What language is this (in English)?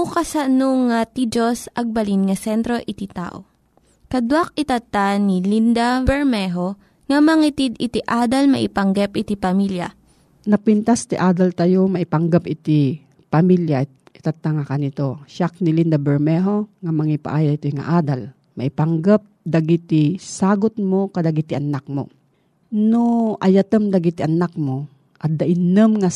Filipino